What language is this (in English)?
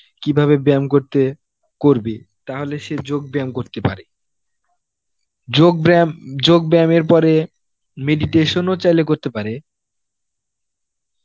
Bangla